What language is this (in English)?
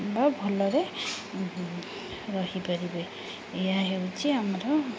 Odia